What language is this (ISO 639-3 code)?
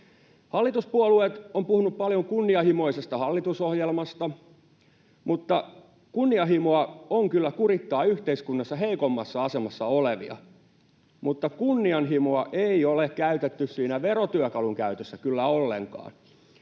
fin